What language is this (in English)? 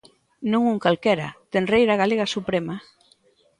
Galician